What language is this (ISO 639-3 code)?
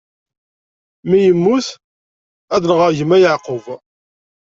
kab